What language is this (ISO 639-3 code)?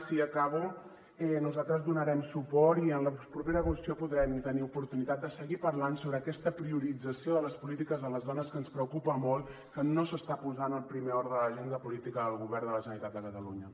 cat